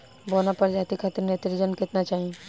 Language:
Bhojpuri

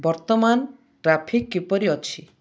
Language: Odia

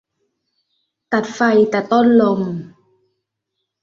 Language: Thai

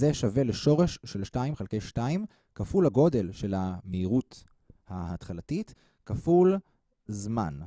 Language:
Hebrew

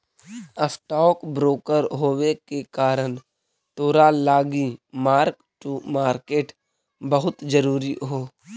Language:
Magahi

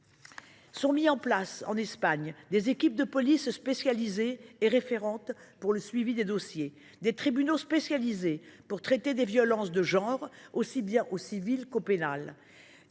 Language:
French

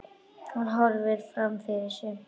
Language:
Icelandic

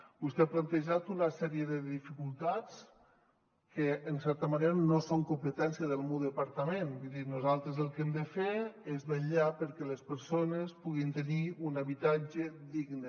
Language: Catalan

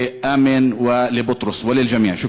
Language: Hebrew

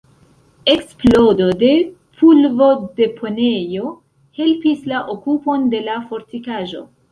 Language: Esperanto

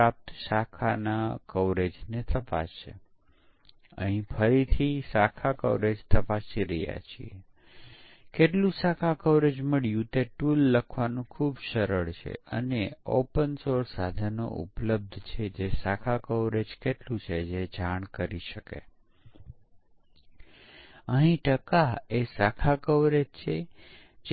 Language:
Gujarati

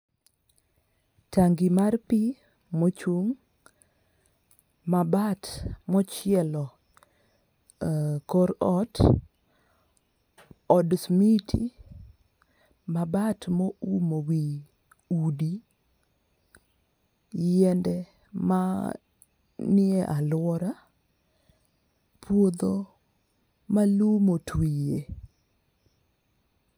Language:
Luo (Kenya and Tanzania)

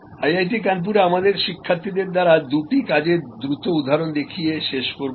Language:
Bangla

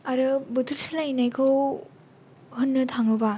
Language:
Bodo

